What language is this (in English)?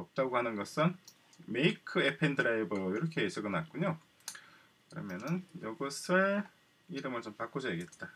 Korean